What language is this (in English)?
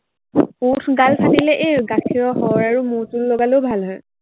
Assamese